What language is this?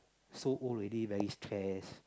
English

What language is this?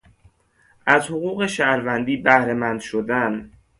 Persian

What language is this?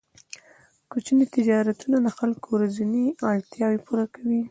Pashto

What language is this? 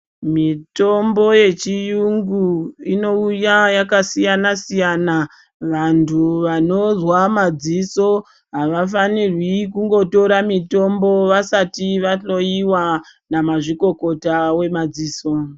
Ndau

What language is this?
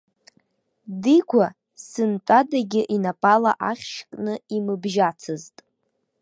Abkhazian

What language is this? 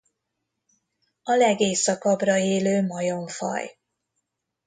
Hungarian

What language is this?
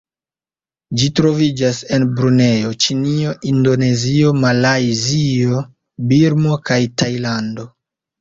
Esperanto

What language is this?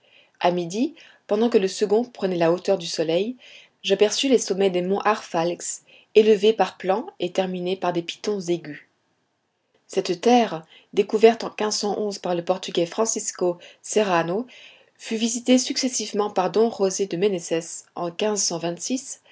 French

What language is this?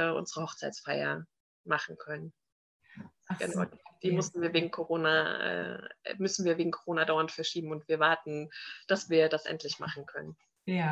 German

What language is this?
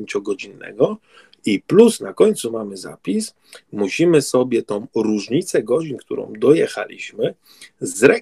Polish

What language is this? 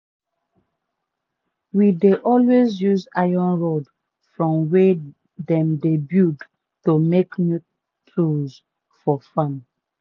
Nigerian Pidgin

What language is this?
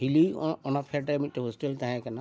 Santali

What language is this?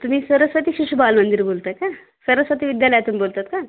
Marathi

